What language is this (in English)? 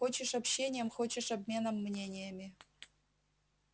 Russian